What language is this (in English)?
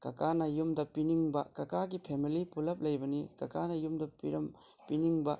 Manipuri